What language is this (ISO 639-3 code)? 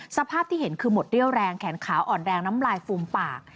tha